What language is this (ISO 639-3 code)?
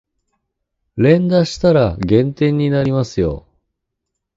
jpn